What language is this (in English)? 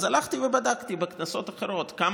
Hebrew